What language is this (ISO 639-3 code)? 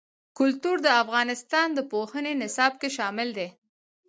pus